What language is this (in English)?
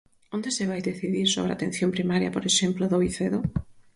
Galician